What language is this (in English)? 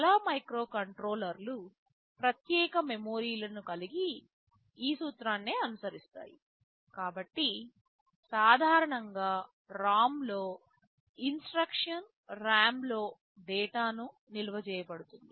Telugu